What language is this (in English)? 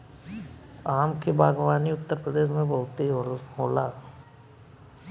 Bhojpuri